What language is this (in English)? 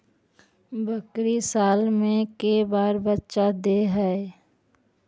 Magahi